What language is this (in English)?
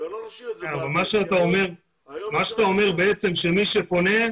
Hebrew